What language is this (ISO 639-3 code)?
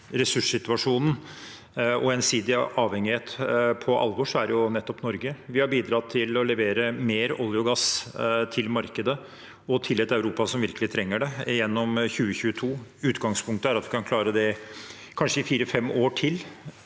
nor